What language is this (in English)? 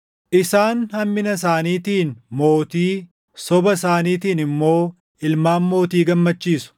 Oromo